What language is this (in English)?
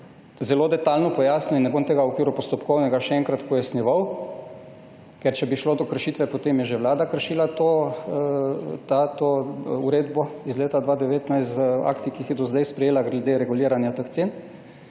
Slovenian